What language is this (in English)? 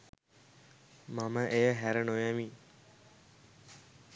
Sinhala